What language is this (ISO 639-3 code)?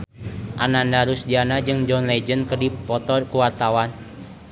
sun